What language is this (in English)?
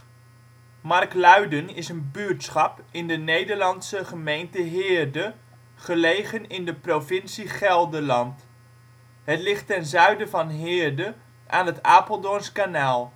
Dutch